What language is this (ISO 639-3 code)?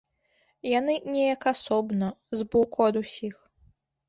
bel